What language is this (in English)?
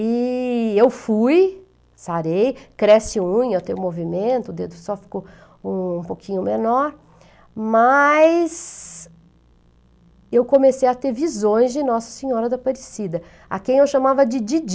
Portuguese